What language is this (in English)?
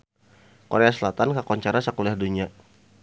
Sundanese